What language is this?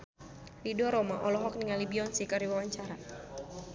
Sundanese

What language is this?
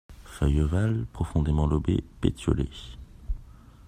French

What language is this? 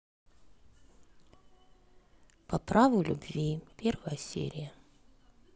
Russian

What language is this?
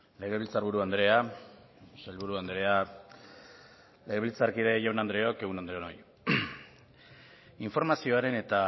Basque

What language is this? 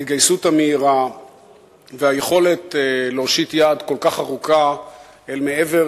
Hebrew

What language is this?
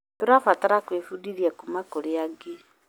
Kikuyu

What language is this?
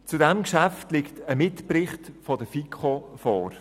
Swiss German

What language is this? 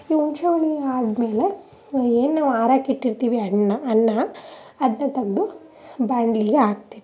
Kannada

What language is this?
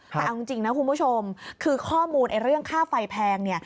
Thai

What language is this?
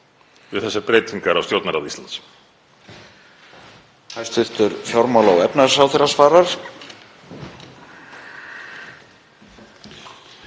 Icelandic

